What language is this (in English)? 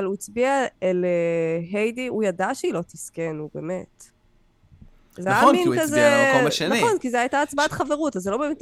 Hebrew